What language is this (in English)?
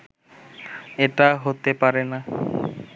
Bangla